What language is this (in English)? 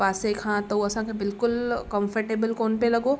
Sindhi